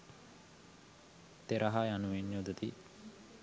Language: Sinhala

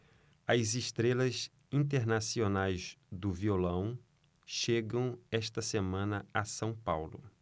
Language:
Portuguese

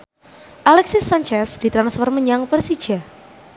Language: Javanese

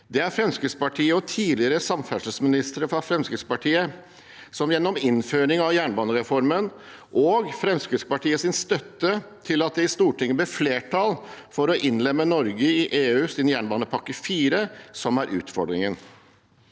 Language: Norwegian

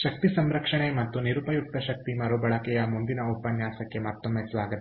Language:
Kannada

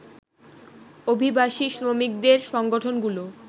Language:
Bangla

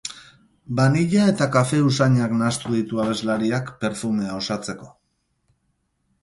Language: Basque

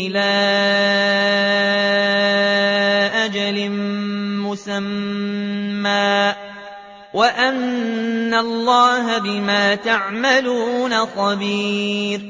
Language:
Arabic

